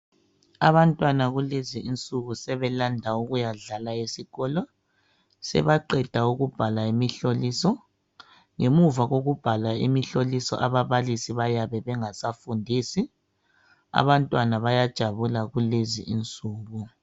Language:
North Ndebele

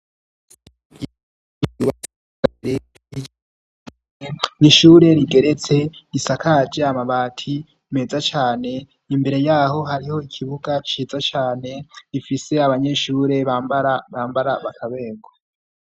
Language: Rundi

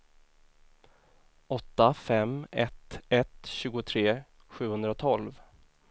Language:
Swedish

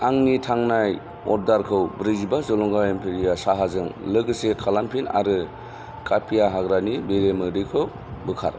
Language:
Bodo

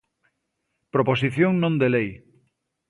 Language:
Galician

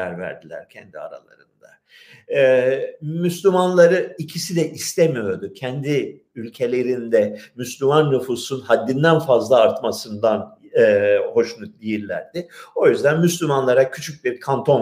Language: Turkish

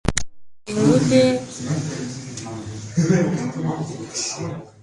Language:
Mongolian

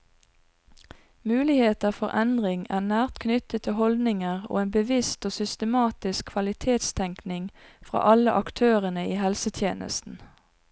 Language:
Norwegian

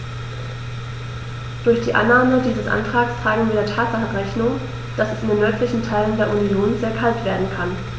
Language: German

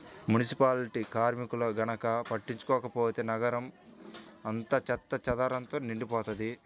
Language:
Telugu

